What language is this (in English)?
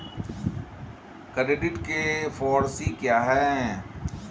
Hindi